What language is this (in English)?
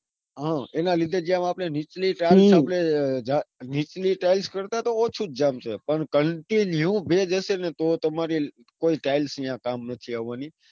Gujarati